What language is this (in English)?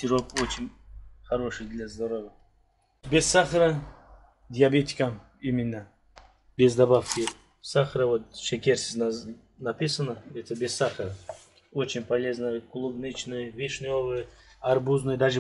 Russian